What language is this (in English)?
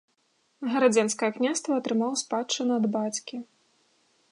Belarusian